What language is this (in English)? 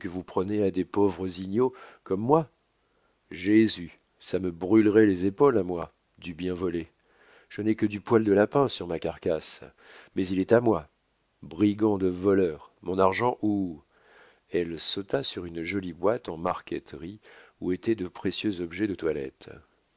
French